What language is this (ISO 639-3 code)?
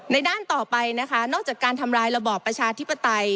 tha